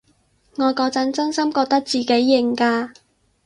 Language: Cantonese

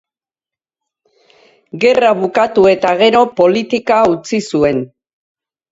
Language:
Basque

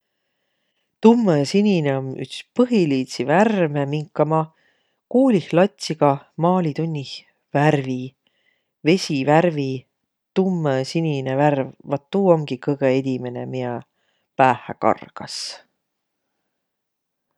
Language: Võro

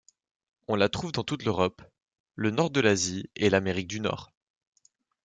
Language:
French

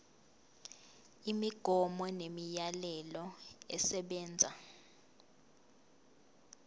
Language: Zulu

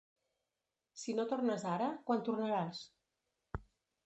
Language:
Catalan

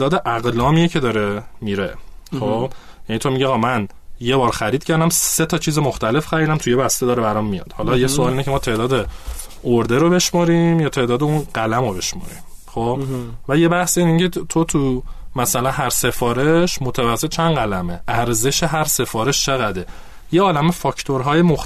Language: Persian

